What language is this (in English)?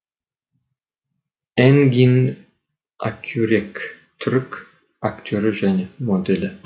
Kazakh